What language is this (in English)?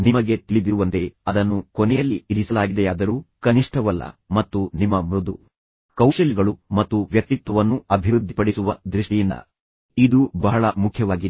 Kannada